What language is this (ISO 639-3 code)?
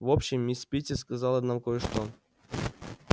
rus